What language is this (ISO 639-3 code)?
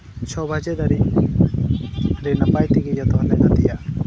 sat